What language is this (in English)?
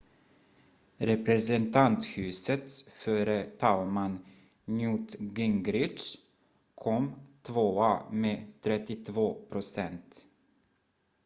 Swedish